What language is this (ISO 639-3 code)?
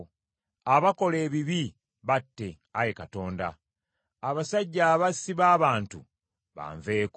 lug